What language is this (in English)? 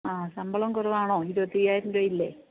Malayalam